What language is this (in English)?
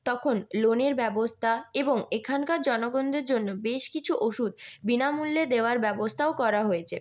Bangla